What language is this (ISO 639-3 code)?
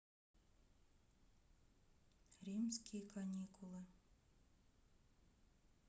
rus